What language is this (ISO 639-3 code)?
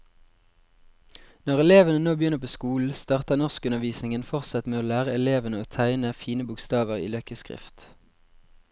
nor